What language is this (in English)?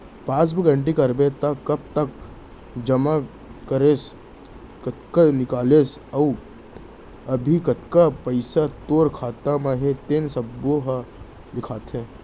Chhattisgarhi